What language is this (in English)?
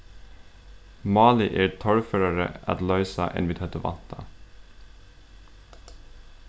Faroese